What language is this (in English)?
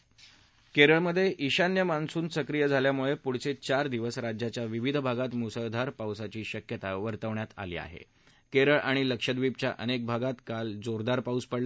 Marathi